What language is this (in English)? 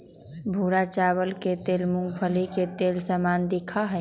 Magahi